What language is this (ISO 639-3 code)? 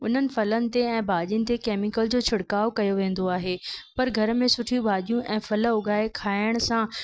snd